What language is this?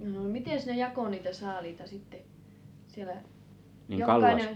Finnish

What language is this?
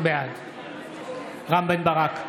Hebrew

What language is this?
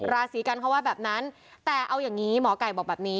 Thai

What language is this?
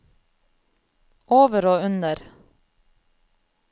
Norwegian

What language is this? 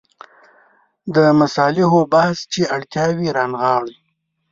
Pashto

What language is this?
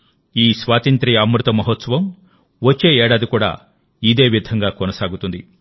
Telugu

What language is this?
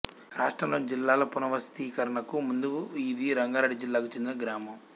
Telugu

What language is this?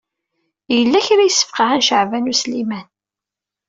Kabyle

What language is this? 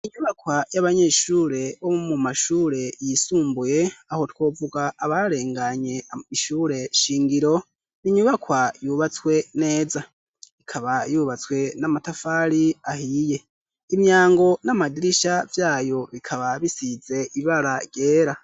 Rundi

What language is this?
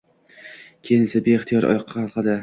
Uzbek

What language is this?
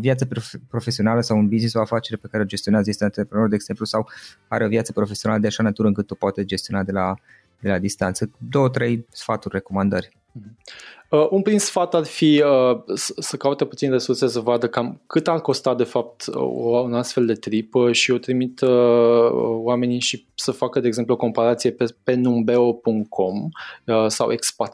Romanian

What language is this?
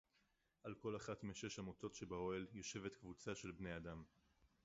Hebrew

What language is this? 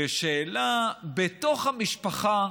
Hebrew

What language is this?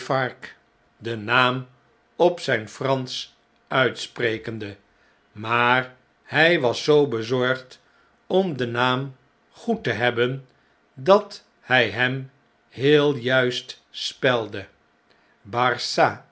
Dutch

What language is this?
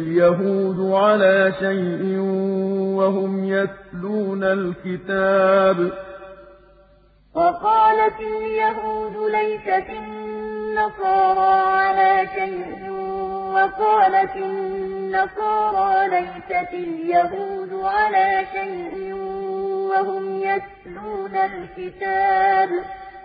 Arabic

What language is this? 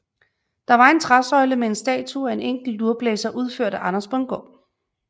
Danish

